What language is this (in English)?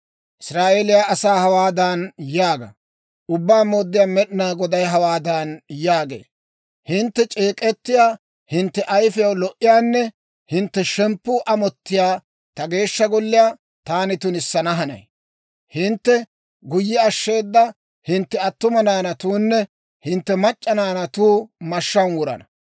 Dawro